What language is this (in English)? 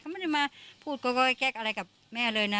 Thai